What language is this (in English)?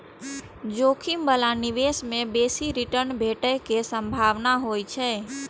Maithili